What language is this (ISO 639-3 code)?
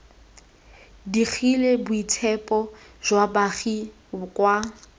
tsn